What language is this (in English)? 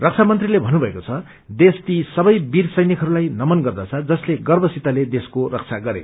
Nepali